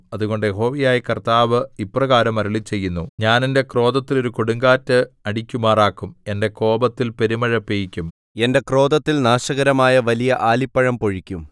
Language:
Malayalam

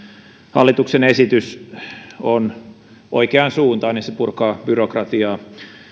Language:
Finnish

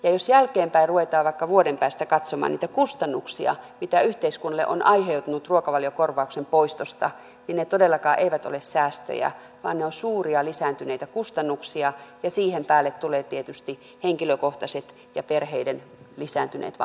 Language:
Finnish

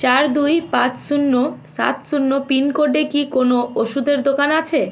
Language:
Bangla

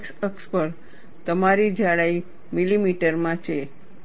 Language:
Gujarati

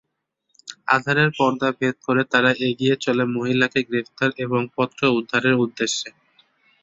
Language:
Bangla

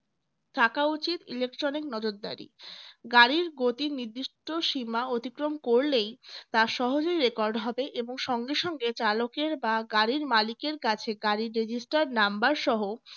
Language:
Bangla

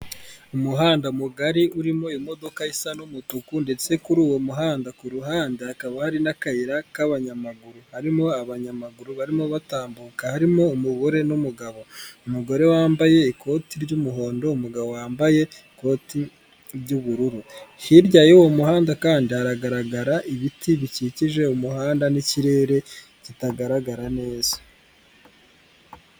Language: Kinyarwanda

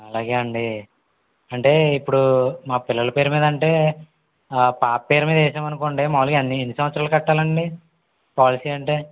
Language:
Telugu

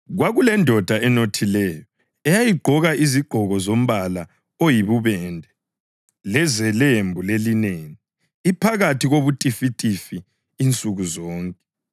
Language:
North Ndebele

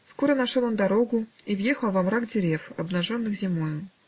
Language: Russian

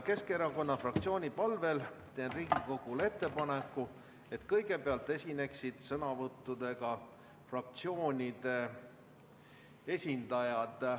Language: Estonian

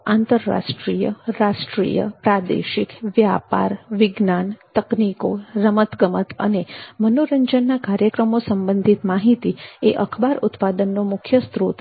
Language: Gujarati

